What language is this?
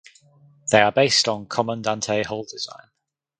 English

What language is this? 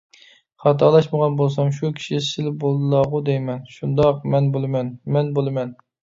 Uyghur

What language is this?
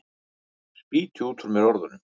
Icelandic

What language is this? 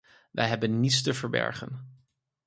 Dutch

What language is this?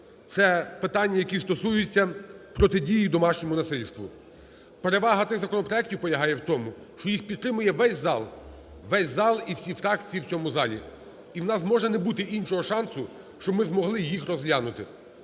Ukrainian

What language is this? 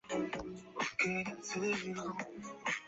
Chinese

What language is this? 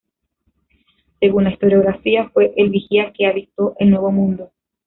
Spanish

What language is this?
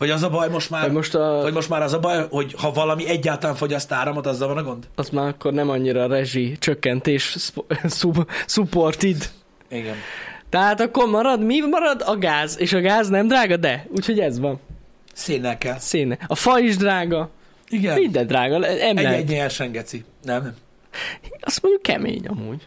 Hungarian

